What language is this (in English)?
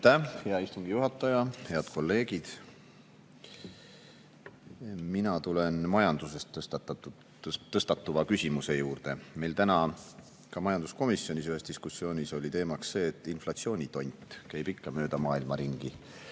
Estonian